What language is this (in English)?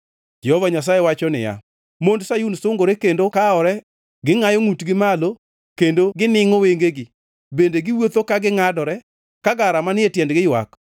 Luo (Kenya and Tanzania)